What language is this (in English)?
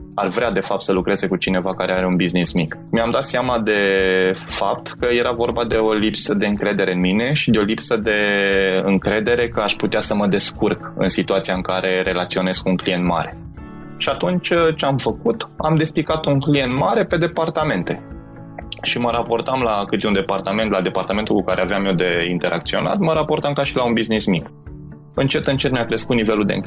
Romanian